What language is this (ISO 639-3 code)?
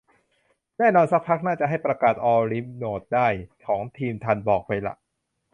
tha